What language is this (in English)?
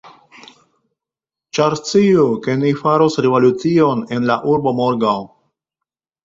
Esperanto